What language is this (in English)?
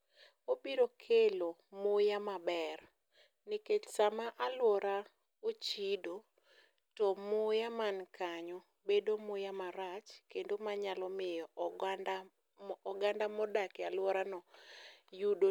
Luo (Kenya and Tanzania)